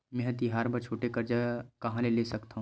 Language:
Chhattisgarhi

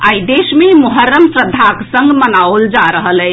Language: Maithili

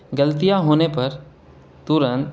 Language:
Urdu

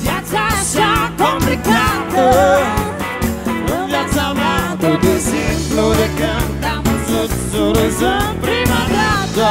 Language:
Romanian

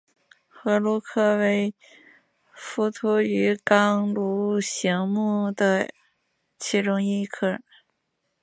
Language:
Chinese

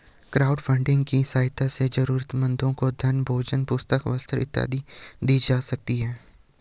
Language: Hindi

